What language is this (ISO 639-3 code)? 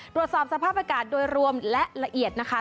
tha